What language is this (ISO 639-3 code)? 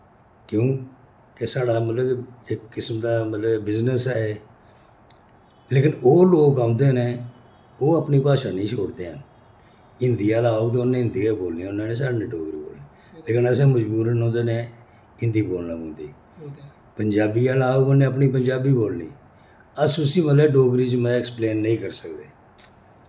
doi